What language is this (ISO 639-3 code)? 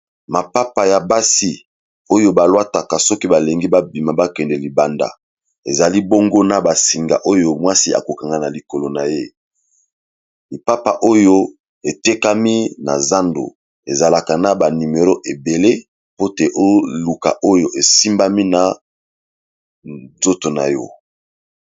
lin